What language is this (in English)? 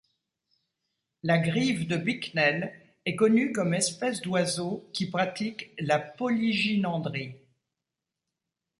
French